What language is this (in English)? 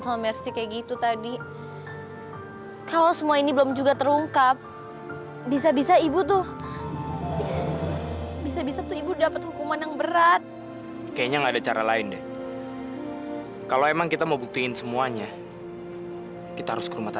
Indonesian